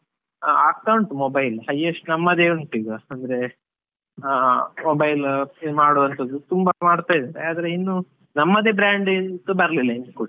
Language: Kannada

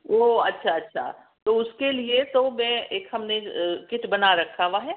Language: Urdu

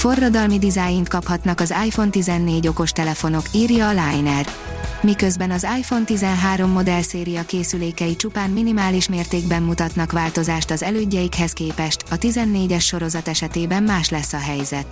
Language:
Hungarian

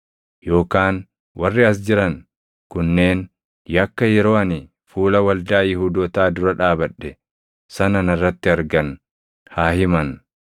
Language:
Oromo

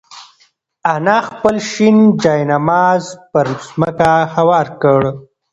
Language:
Pashto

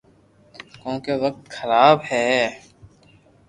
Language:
Loarki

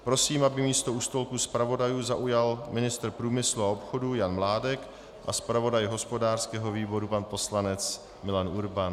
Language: Czech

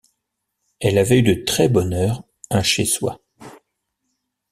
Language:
French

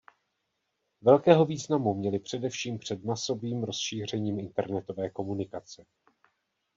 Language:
Czech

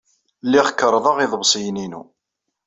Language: Kabyle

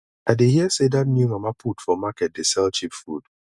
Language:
Nigerian Pidgin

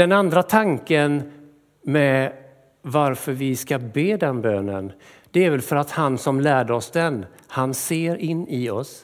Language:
Swedish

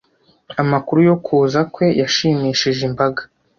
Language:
Kinyarwanda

